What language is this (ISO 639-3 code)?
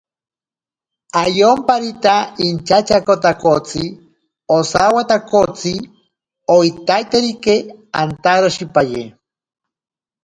prq